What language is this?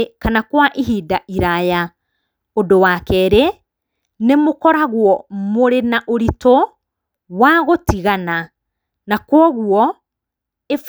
Kikuyu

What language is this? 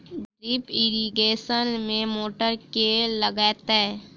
Maithili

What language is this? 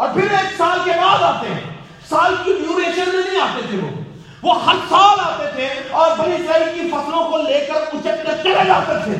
Urdu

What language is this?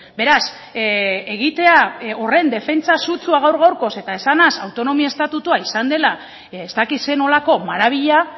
Basque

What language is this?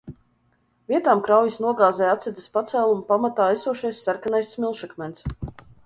Latvian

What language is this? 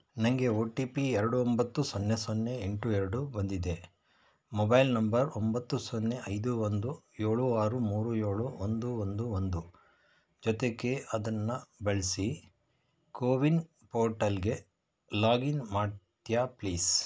Kannada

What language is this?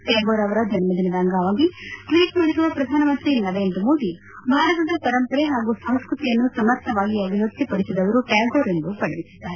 Kannada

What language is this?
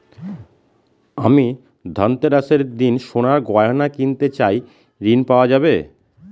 Bangla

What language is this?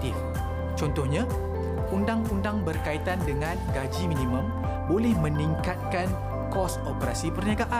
Malay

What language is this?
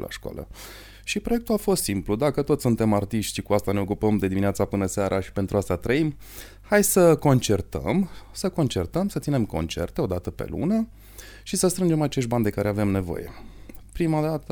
Romanian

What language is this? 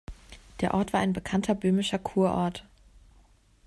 German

